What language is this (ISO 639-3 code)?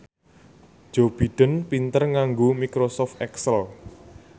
jav